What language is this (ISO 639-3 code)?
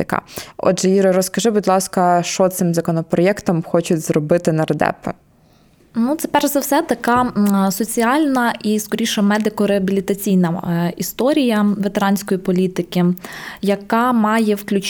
ukr